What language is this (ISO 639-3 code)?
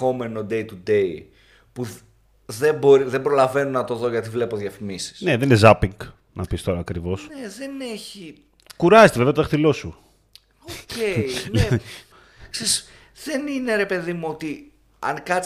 ell